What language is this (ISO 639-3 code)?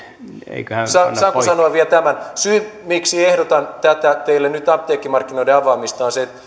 fin